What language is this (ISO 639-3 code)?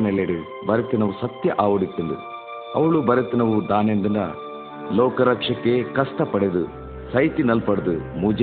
mar